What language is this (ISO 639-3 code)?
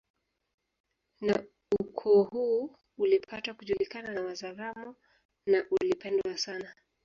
swa